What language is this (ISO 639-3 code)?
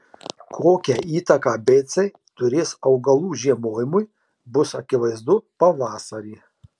lit